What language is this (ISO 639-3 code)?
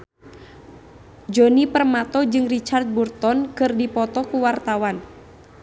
sun